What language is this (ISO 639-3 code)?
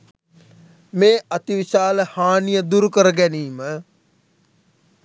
sin